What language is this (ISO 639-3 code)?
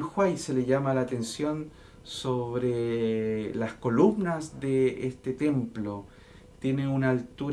spa